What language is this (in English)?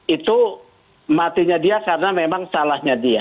Indonesian